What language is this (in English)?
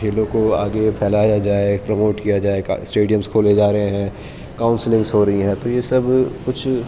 Urdu